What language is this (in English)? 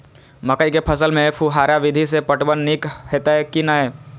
Maithili